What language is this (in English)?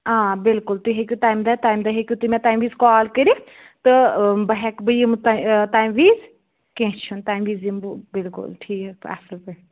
Kashmiri